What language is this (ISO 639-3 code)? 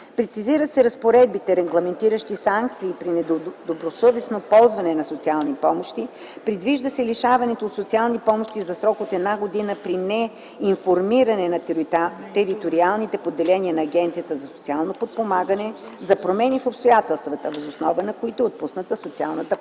bul